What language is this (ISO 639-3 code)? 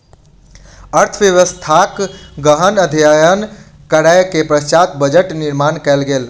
mai